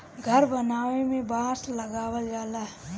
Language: Bhojpuri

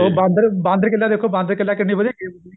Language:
Punjabi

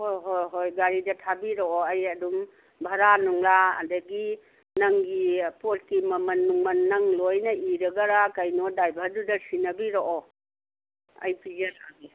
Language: Manipuri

